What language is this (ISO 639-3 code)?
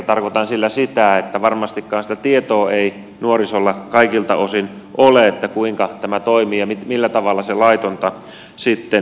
fin